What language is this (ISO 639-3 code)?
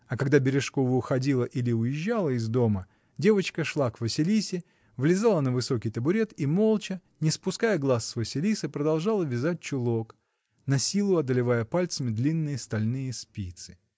rus